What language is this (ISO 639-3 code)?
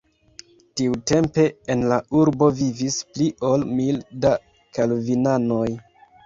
epo